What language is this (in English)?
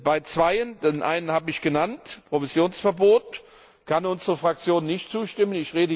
German